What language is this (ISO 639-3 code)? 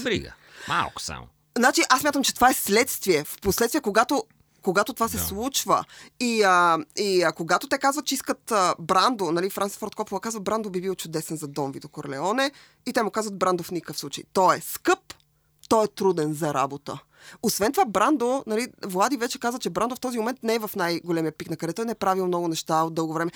bul